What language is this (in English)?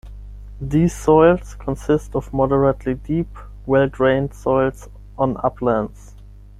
English